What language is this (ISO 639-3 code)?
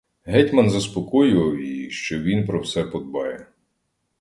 ukr